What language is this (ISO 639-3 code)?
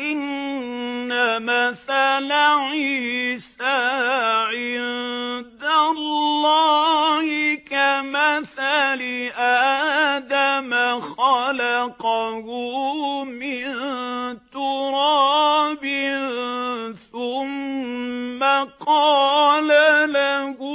ara